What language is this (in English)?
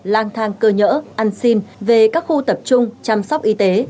Vietnamese